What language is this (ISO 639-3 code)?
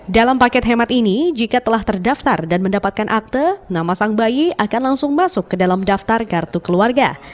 ind